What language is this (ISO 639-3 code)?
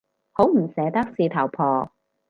yue